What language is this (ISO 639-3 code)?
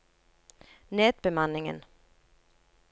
nor